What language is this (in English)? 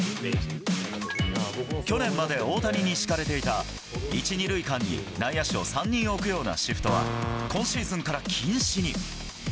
Japanese